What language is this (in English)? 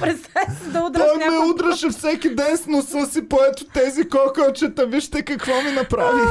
Bulgarian